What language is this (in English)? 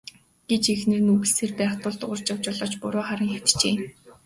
Mongolian